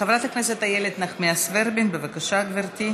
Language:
Hebrew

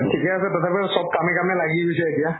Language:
Assamese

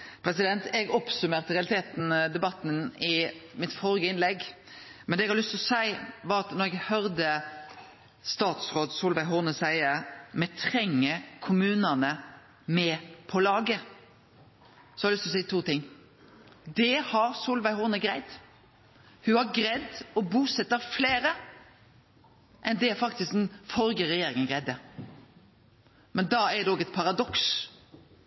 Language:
Norwegian Nynorsk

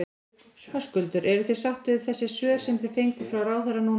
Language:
Icelandic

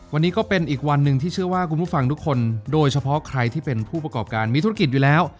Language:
Thai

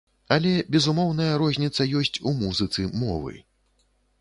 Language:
Belarusian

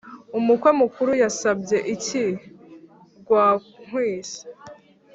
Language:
Kinyarwanda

